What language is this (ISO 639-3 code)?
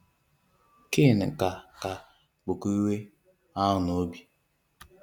ibo